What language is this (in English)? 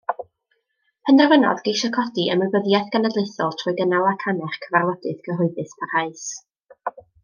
Welsh